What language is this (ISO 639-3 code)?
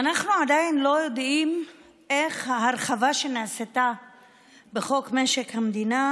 heb